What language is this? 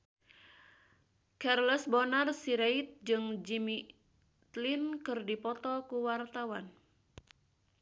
Sundanese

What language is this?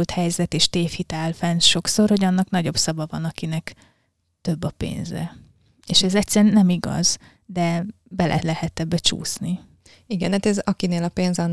Hungarian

